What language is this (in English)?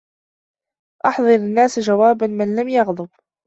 Arabic